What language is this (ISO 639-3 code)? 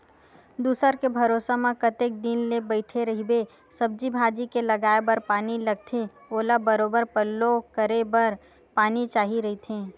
hne